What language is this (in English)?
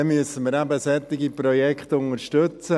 Swiss German